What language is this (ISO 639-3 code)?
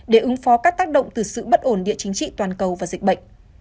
vie